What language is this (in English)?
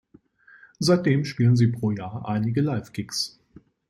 German